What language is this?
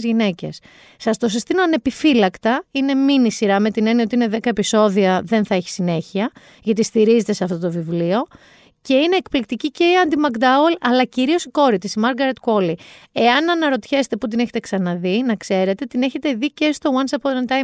Greek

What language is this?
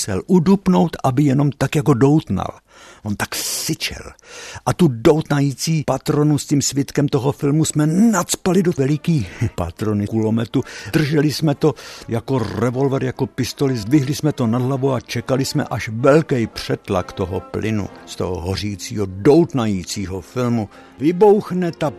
Czech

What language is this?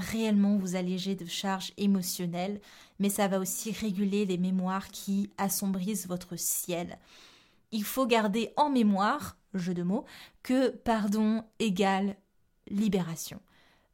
French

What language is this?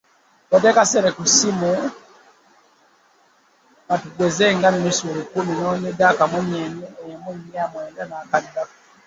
Ganda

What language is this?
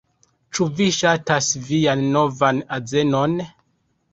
Esperanto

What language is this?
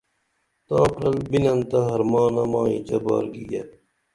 Dameli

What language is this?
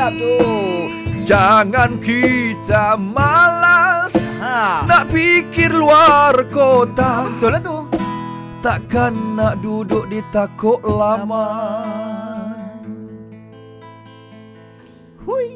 Malay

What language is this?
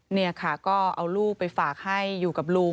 Thai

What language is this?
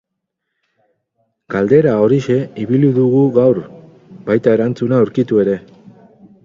Basque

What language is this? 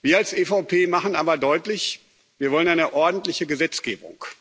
German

